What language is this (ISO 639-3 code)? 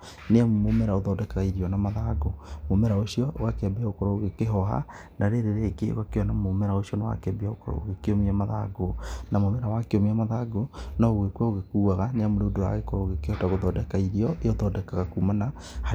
kik